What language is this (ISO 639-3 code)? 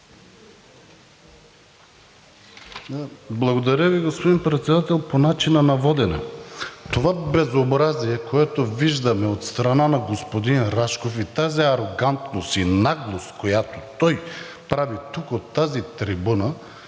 bul